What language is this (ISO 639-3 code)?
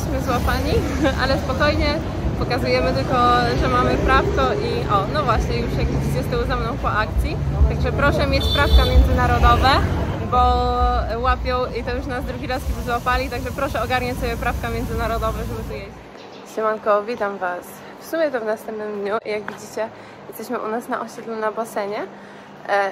pol